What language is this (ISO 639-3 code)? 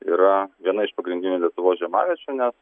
lit